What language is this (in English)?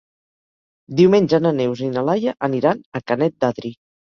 Catalan